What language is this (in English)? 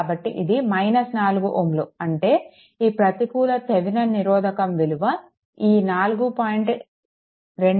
Telugu